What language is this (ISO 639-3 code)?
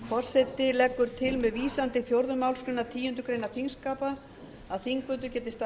isl